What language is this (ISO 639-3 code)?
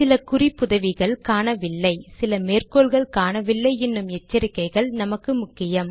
tam